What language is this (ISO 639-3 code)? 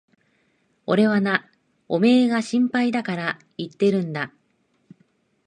jpn